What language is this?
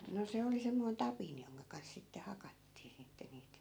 Finnish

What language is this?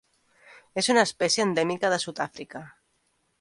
Catalan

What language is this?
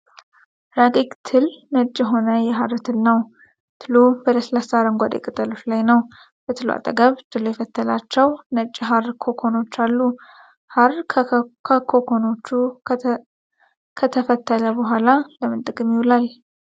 Amharic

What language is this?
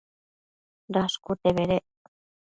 Matsés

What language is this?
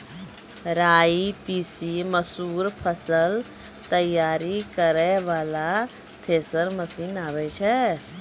Maithili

